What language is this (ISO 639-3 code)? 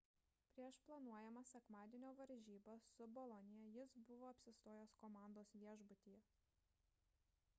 lit